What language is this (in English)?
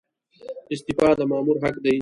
Pashto